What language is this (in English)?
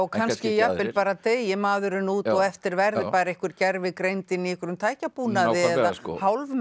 Icelandic